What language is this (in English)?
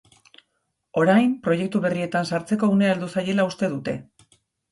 Basque